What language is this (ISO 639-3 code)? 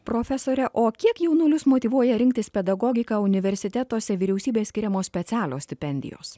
lit